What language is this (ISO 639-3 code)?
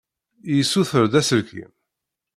kab